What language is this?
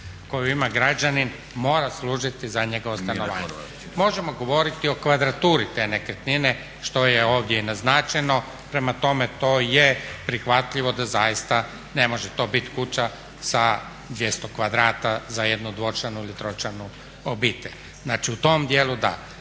Croatian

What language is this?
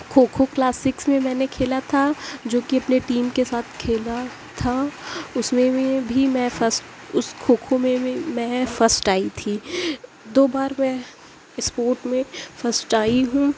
Urdu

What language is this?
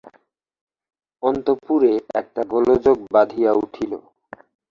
Bangla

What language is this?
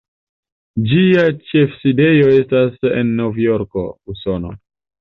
Esperanto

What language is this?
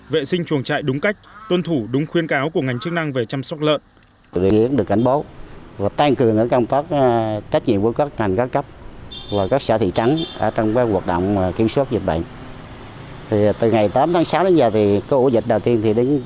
Vietnamese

